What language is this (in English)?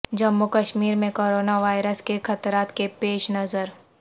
Urdu